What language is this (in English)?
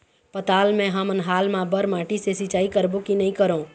Chhattisgarhi